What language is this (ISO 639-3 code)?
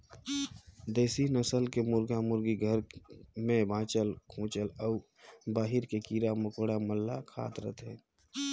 hne